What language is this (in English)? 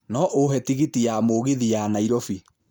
Kikuyu